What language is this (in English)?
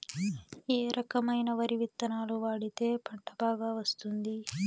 Telugu